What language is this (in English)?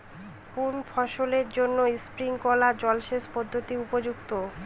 Bangla